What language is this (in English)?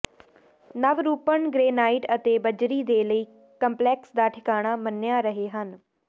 Punjabi